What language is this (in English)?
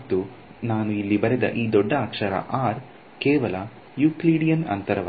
Kannada